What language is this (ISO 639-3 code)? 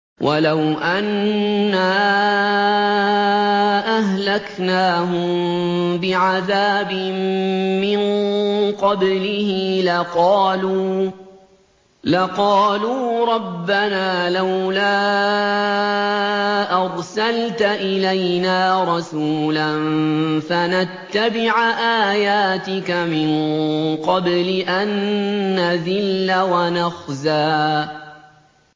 ara